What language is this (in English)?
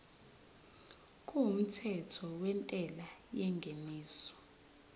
Zulu